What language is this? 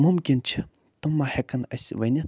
Kashmiri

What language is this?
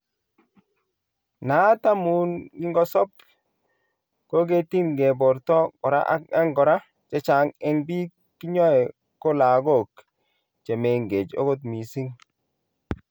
Kalenjin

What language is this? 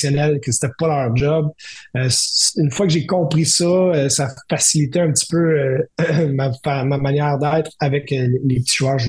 French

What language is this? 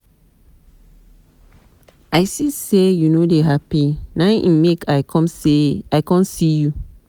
Nigerian Pidgin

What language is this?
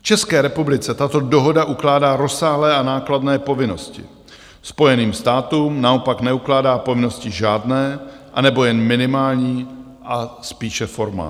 Czech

